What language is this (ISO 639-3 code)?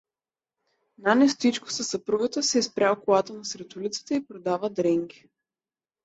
bul